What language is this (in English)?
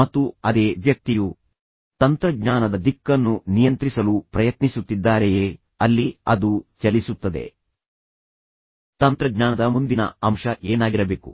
Kannada